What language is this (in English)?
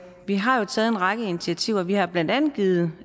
Danish